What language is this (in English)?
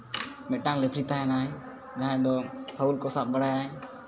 Santali